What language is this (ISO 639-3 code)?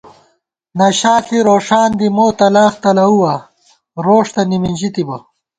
gwt